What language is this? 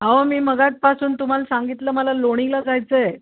Marathi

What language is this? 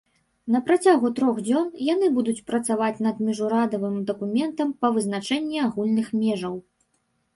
Belarusian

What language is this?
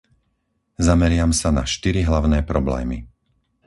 Slovak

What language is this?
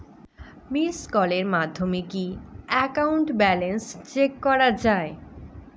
Bangla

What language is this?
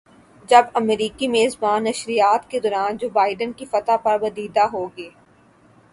Urdu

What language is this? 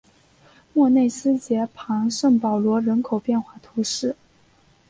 Chinese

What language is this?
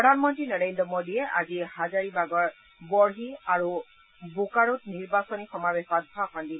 Assamese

